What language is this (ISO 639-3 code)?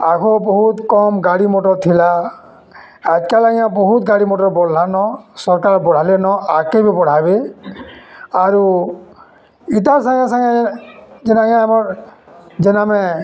ori